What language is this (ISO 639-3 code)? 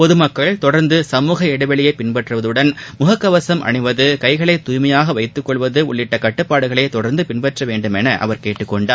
tam